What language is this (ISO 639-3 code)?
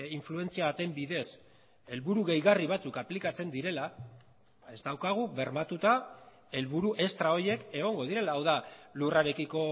eus